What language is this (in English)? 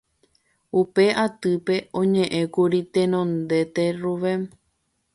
Guarani